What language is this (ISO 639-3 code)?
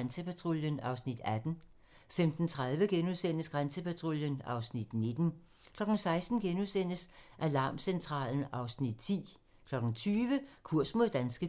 dan